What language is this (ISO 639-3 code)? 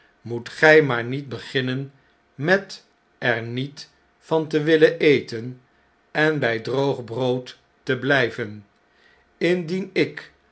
nld